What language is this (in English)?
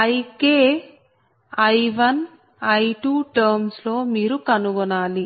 Telugu